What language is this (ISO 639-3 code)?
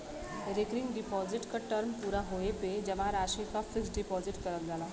bho